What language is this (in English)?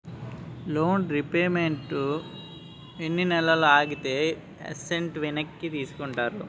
Telugu